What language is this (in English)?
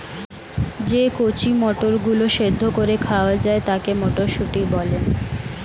Bangla